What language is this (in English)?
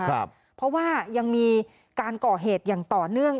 Thai